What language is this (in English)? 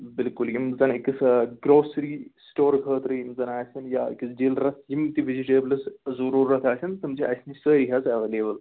Kashmiri